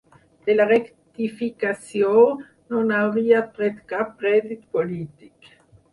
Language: Catalan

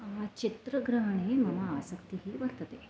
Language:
Sanskrit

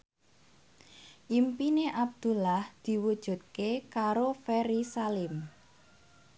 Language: Javanese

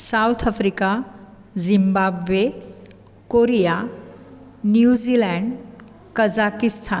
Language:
Konkani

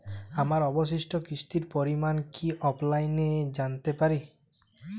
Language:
Bangla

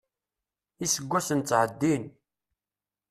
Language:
Kabyle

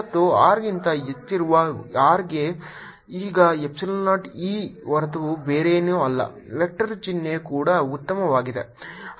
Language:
Kannada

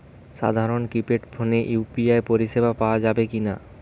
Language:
Bangla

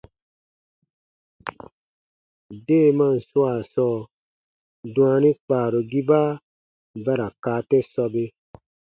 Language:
Baatonum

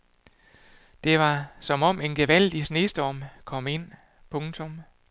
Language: Danish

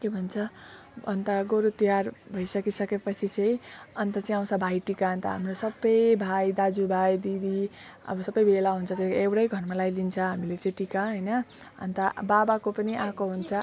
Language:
Nepali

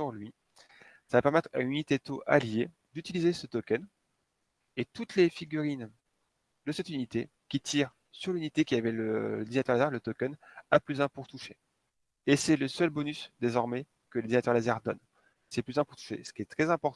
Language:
French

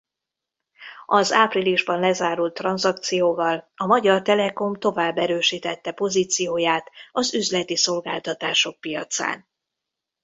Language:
Hungarian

